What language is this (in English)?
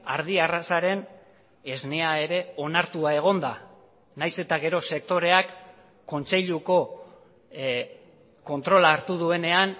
Basque